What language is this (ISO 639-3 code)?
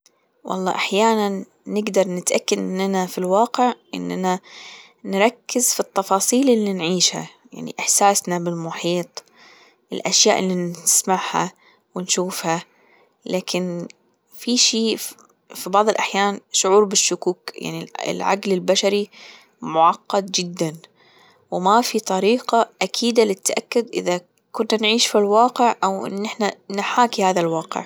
afb